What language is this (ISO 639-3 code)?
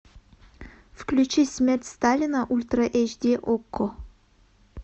rus